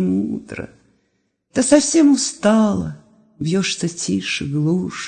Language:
Russian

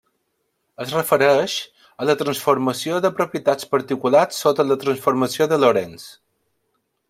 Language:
Catalan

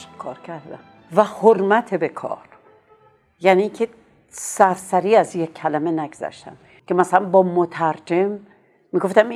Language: Persian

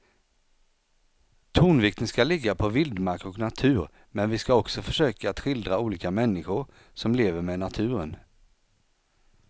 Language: Swedish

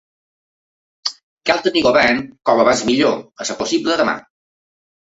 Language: Catalan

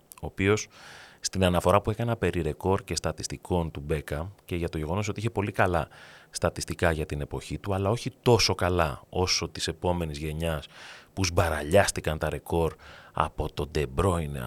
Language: Greek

